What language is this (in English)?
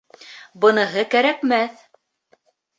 Bashkir